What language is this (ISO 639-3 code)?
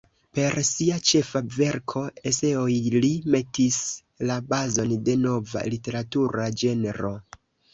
epo